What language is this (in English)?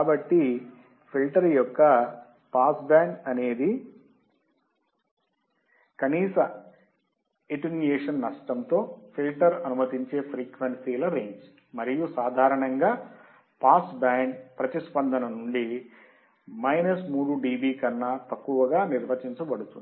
Telugu